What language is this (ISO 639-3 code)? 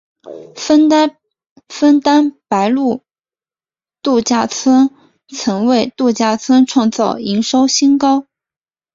zho